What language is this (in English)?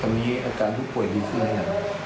Thai